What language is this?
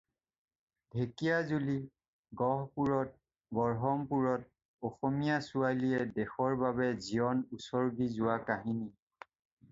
Assamese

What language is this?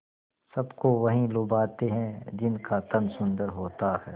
Hindi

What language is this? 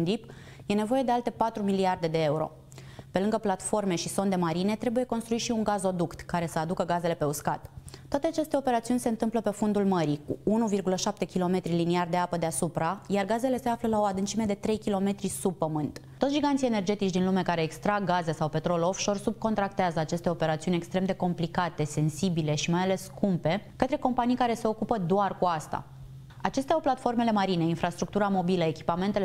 Romanian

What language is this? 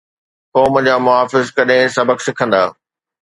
Sindhi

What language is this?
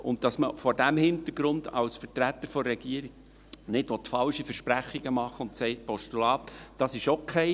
Swiss German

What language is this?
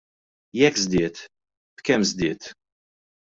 Maltese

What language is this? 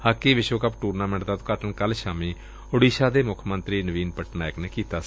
Punjabi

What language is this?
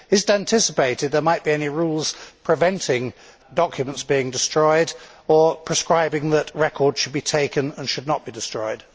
English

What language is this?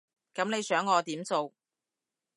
Cantonese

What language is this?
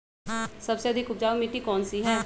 Magahi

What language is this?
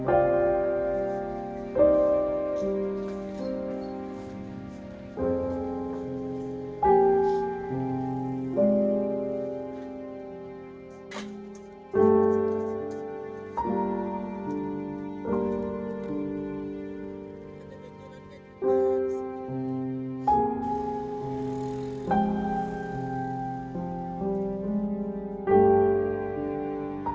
Indonesian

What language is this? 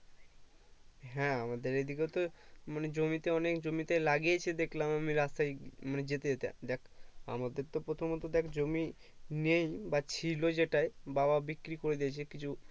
Bangla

